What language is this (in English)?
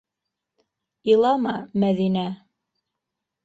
Bashkir